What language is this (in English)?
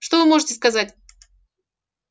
Russian